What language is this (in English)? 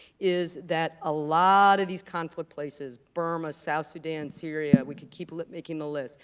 English